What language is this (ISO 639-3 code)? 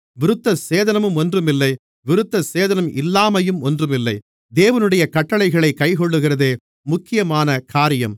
tam